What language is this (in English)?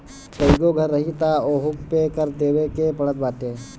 Bhojpuri